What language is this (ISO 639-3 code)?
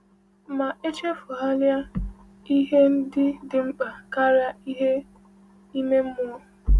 ibo